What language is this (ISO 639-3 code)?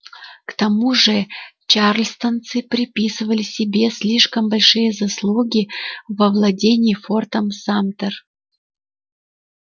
rus